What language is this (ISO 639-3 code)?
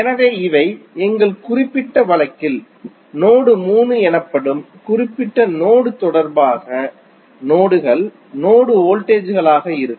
tam